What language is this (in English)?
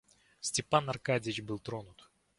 Russian